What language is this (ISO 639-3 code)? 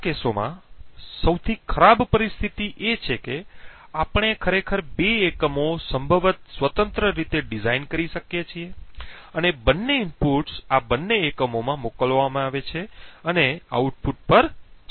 guj